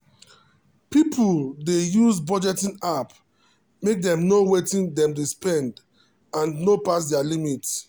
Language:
Nigerian Pidgin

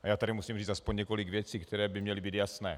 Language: Czech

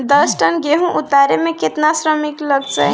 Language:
Bhojpuri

